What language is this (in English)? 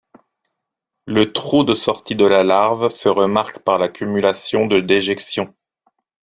French